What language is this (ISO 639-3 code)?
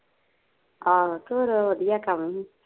pan